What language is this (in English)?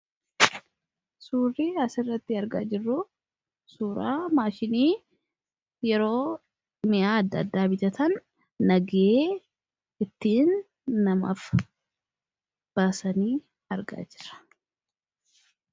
Oromo